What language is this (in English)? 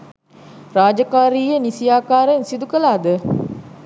Sinhala